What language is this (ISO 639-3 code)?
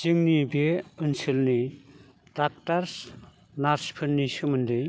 brx